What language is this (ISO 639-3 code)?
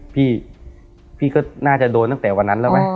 tha